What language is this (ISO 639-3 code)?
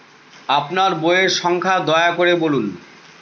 ben